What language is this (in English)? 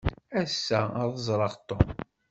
Kabyle